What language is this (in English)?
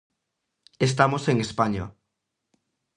Galician